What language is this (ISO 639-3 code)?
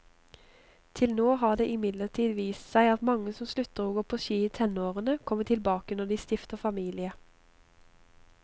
nor